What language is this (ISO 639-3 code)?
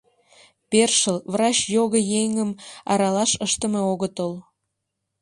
chm